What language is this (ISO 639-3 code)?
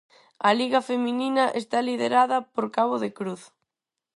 glg